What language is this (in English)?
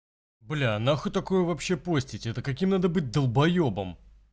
Russian